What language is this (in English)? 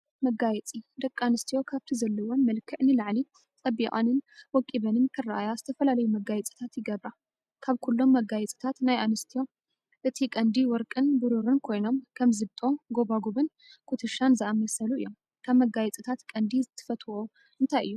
Tigrinya